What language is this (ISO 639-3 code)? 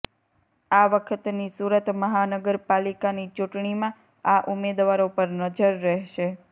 guj